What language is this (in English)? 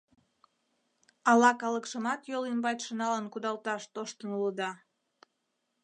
Mari